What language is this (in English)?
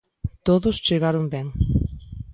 Galician